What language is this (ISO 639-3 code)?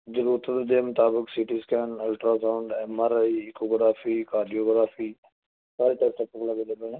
pan